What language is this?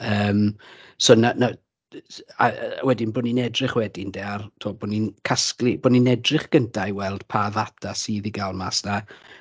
Welsh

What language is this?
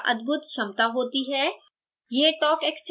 Hindi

